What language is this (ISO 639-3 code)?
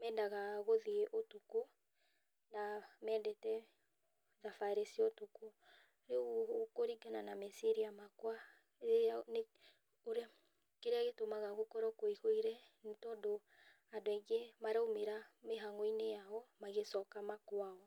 kik